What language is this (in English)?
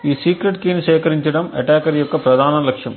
Telugu